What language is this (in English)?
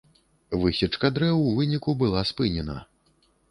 Belarusian